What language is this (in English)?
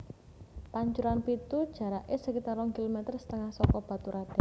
Javanese